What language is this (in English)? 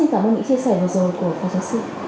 Vietnamese